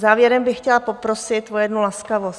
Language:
Czech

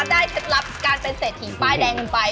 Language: Thai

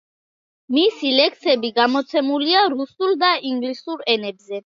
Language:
Georgian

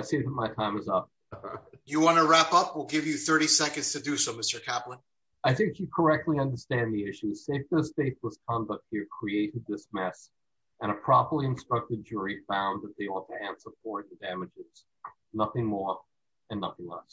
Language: English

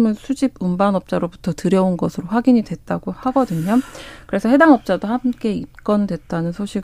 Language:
Korean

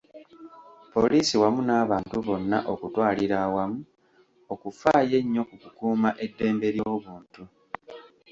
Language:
Ganda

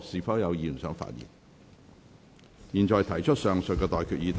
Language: Cantonese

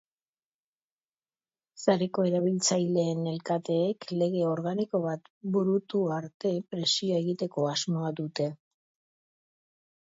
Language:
Basque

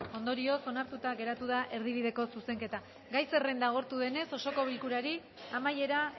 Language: Basque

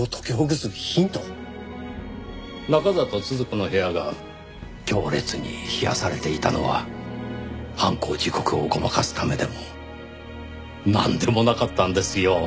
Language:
Japanese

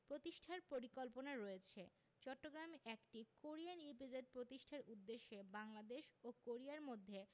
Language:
Bangla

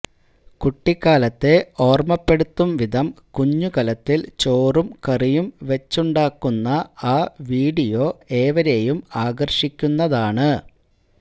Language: Malayalam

